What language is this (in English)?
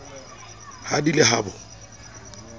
Southern Sotho